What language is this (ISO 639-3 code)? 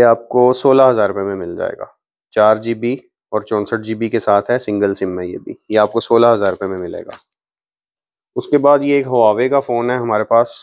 hin